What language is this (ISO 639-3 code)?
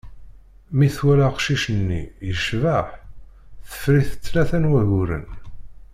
kab